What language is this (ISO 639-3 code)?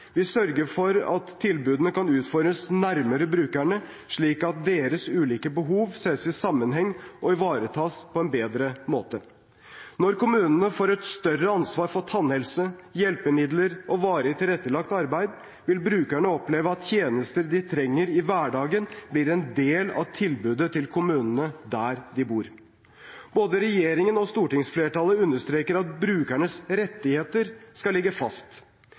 nob